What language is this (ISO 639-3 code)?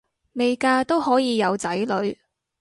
yue